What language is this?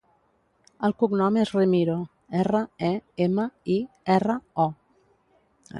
Catalan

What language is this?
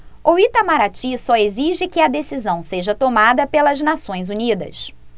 Portuguese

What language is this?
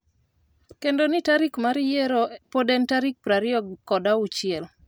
Luo (Kenya and Tanzania)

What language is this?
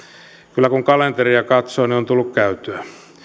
Finnish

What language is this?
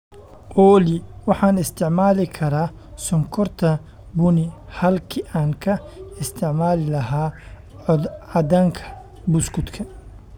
Somali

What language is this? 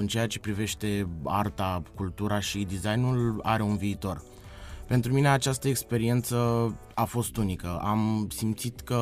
Romanian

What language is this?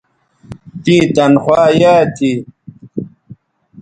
Bateri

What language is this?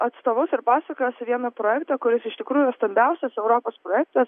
Lithuanian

